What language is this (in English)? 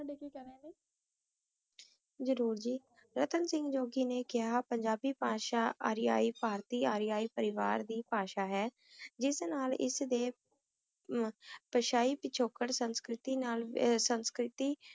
Punjabi